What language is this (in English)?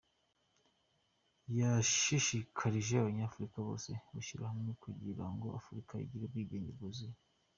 Kinyarwanda